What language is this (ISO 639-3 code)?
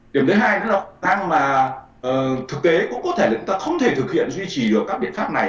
vie